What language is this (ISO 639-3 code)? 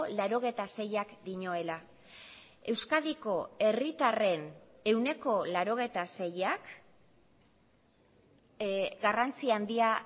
eus